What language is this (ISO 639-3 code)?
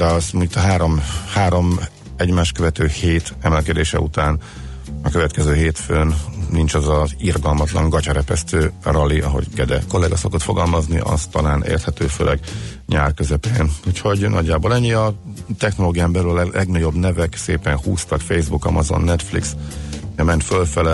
hun